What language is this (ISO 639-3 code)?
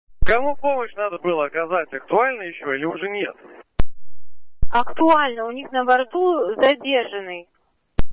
rus